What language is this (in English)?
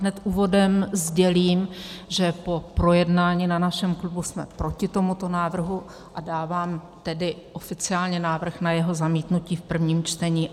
Czech